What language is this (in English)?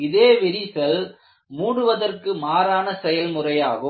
Tamil